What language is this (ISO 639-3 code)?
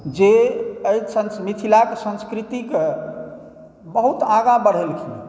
mai